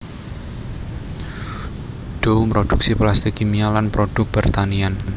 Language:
Javanese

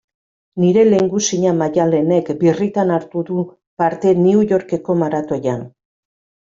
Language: Basque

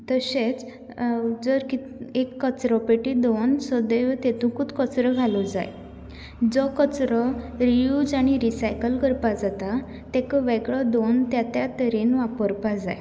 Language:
Konkani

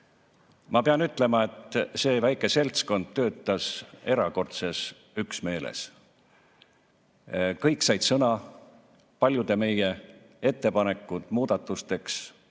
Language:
Estonian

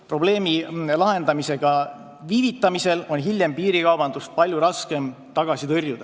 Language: Estonian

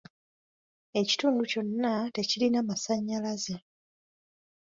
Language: Ganda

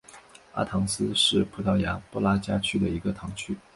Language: Chinese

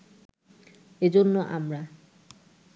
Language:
Bangla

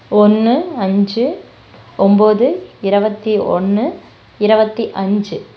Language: Tamil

